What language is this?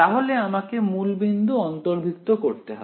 Bangla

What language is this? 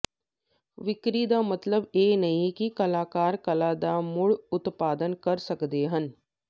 Punjabi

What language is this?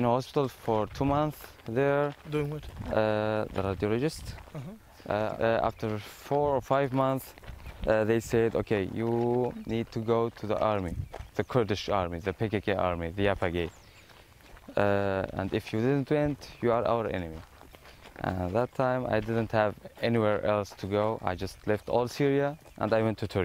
Spanish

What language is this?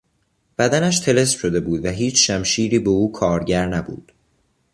Persian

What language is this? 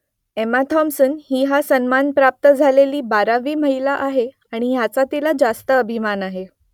Marathi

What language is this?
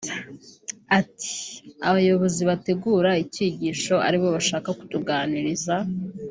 Kinyarwanda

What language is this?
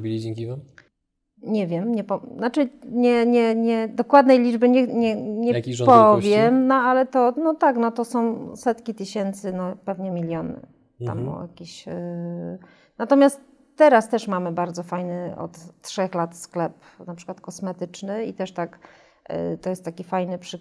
Polish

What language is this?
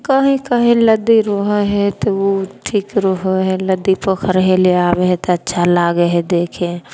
Maithili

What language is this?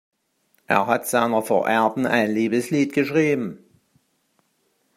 German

